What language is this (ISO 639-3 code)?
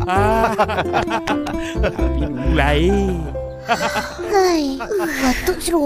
msa